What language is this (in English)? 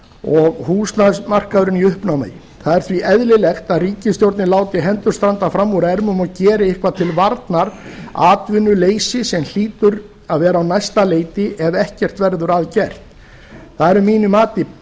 Icelandic